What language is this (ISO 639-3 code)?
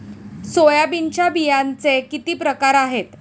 mar